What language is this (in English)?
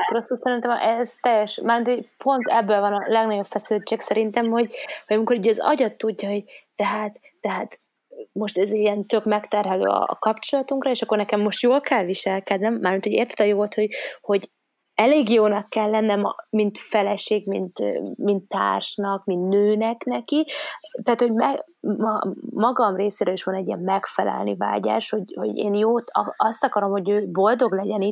Hungarian